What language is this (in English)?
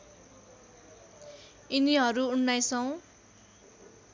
Nepali